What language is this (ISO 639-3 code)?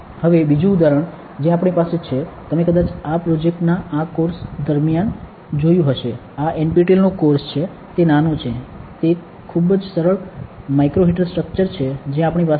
guj